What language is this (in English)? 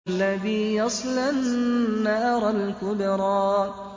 Arabic